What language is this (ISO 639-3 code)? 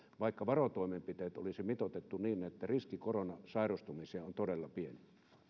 fin